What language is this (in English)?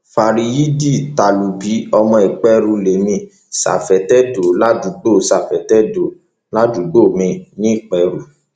Yoruba